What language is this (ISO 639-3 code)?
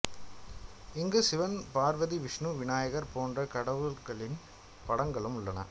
tam